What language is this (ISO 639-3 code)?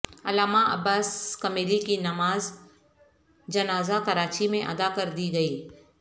urd